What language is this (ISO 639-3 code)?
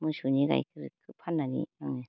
brx